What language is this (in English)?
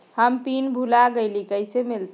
Magahi